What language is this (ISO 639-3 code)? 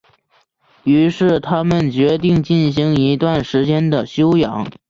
zho